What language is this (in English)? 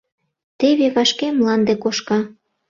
Mari